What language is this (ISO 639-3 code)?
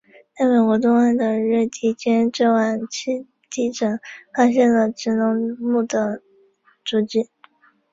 zho